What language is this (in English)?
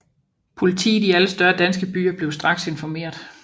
Danish